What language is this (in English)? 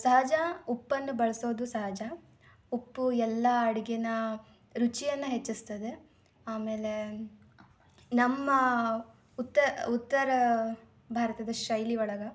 Kannada